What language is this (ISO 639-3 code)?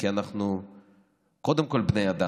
heb